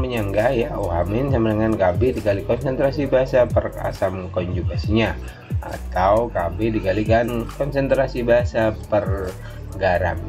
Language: Indonesian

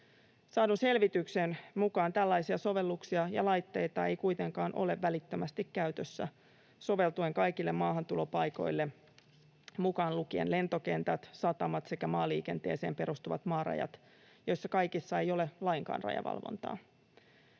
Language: Finnish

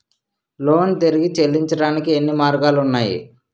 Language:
Telugu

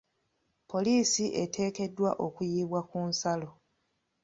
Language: Ganda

